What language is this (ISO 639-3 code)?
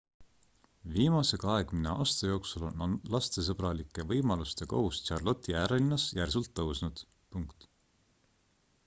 est